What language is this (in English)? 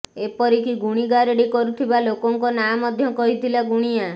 Odia